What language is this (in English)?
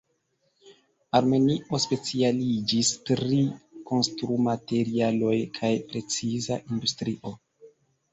Esperanto